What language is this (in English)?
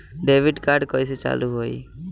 Bhojpuri